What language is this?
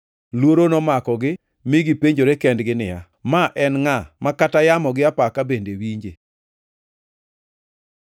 Luo (Kenya and Tanzania)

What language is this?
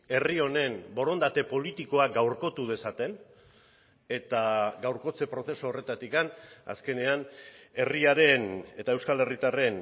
Basque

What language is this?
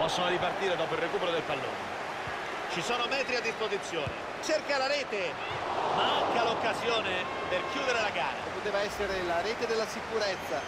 Italian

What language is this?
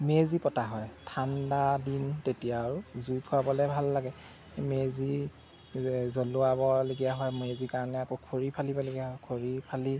Assamese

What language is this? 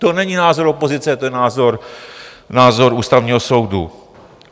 Czech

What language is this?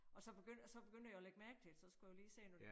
Danish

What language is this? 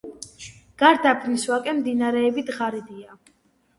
Georgian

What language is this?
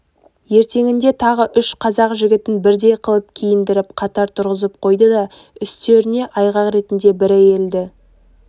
Kazakh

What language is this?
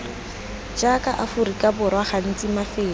Tswana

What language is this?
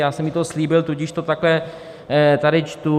Czech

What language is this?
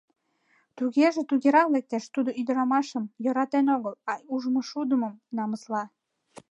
Mari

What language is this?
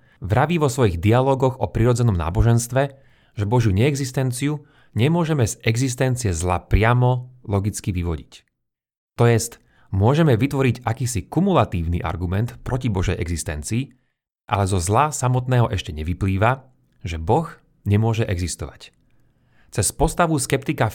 Slovak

